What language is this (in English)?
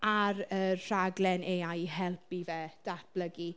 Welsh